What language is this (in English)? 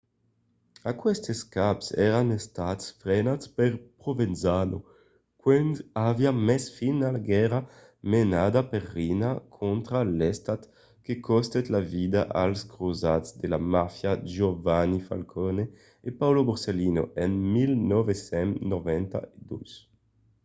Occitan